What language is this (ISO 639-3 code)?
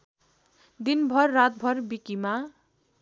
nep